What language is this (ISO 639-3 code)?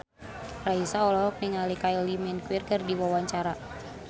sun